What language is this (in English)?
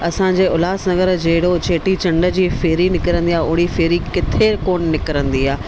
Sindhi